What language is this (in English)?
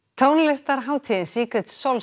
Icelandic